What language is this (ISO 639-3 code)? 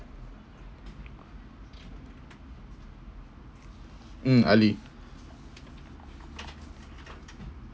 eng